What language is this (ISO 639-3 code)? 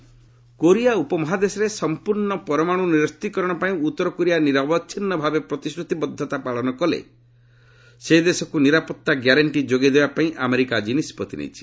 ori